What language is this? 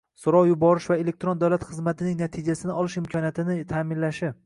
Uzbek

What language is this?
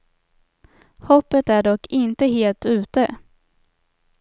Swedish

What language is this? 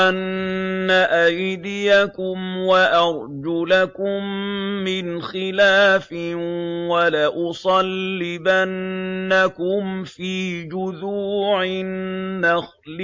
Arabic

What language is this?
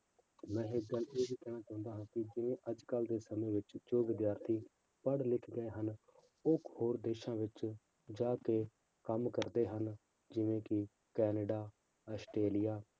Punjabi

